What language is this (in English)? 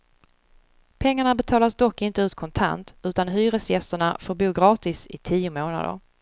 Swedish